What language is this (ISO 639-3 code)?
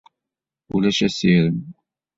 kab